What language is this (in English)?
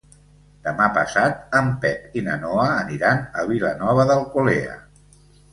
Catalan